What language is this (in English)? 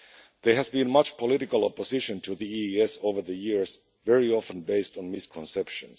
English